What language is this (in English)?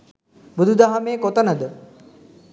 Sinhala